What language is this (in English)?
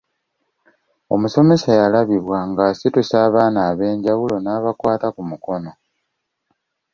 Ganda